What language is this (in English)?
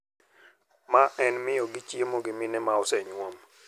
Luo (Kenya and Tanzania)